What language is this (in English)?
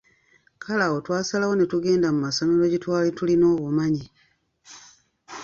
Ganda